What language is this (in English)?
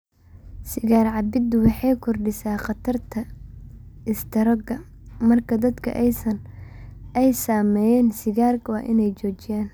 Somali